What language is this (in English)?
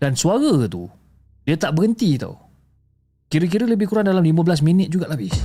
Malay